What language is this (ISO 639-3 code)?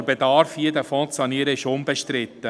gsw